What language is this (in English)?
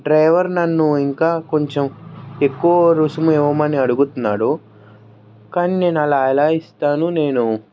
Telugu